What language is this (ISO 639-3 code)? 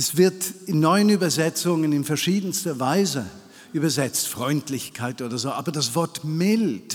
deu